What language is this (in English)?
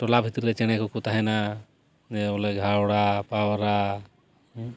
Santali